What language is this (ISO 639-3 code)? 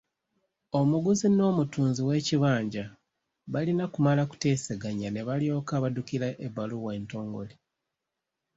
lug